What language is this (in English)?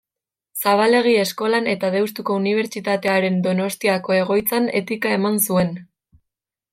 Basque